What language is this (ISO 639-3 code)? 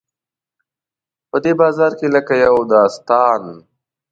pus